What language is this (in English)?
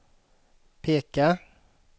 Swedish